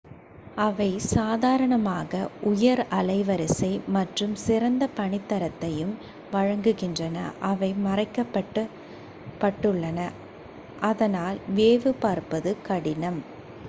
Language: Tamil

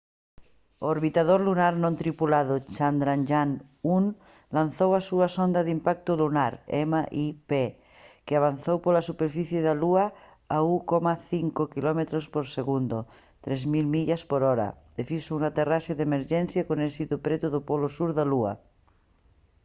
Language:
Galician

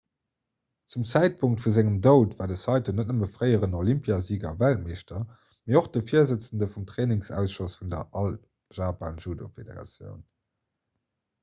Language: Luxembourgish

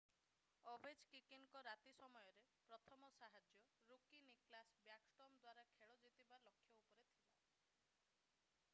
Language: Odia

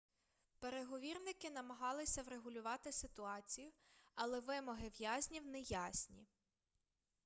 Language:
Ukrainian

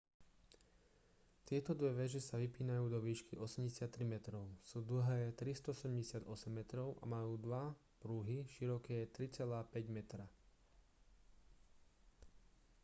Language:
Slovak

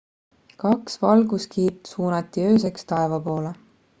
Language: Estonian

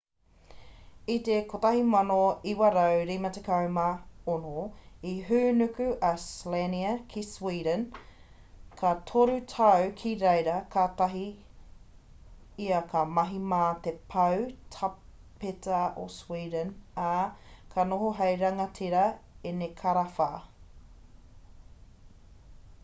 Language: Māori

